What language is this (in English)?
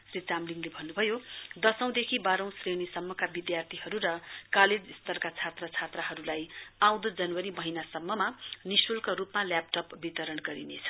Nepali